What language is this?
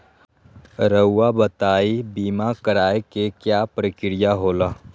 Magahi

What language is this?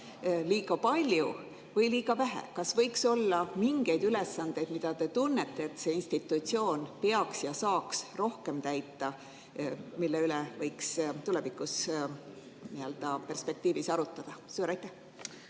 Estonian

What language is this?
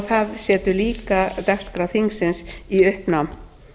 Icelandic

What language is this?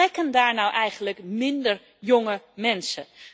Dutch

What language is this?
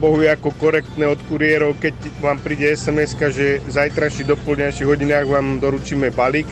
Slovak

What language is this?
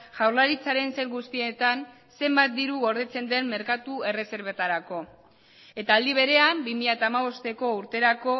Basque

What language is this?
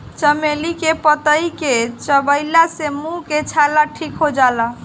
Bhojpuri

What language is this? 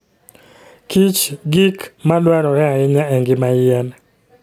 Luo (Kenya and Tanzania)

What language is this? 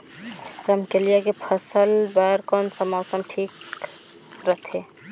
Chhattisgarhi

